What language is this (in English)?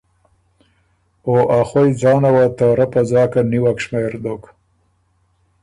Ormuri